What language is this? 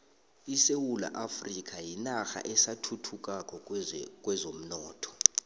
South Ndebele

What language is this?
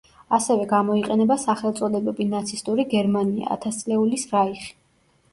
Georgian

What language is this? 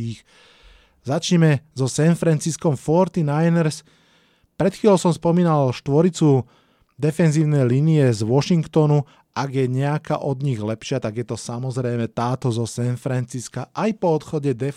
Slovak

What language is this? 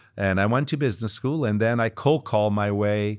English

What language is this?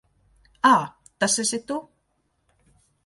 Latvian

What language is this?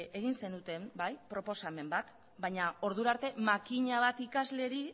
Basque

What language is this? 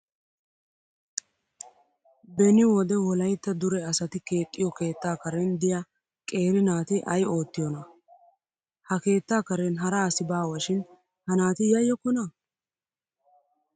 Wolaytta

